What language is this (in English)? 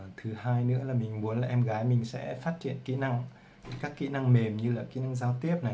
Vietnamese